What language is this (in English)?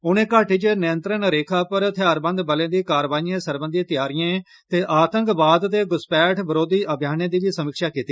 Dogri